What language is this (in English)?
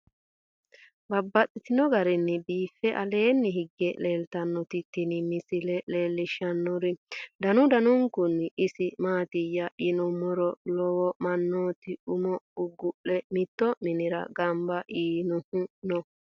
Sidamo